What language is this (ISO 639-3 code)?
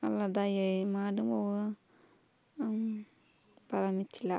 brx